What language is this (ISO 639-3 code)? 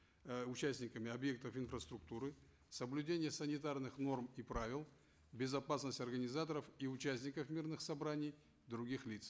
kaz